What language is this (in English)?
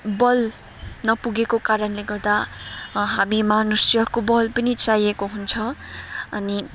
Nepali